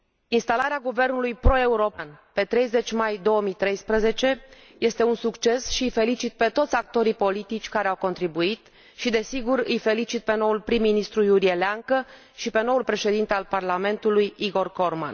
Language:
Romanian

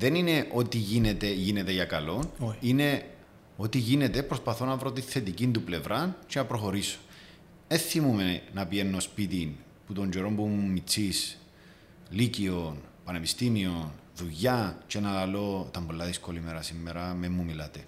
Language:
Greek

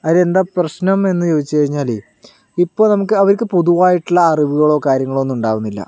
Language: Malayalam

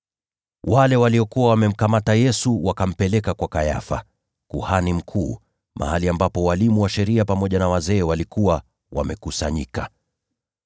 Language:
Swahili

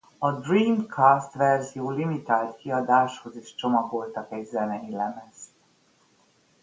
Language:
Hungarian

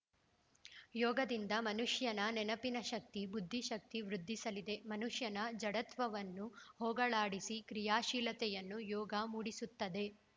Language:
Kannada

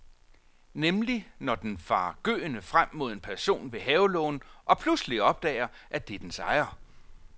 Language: Danish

